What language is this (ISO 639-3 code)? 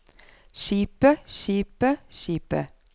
nor